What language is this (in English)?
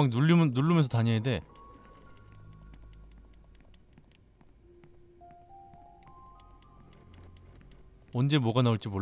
Korean